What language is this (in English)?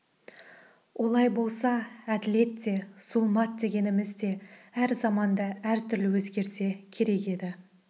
Kazakh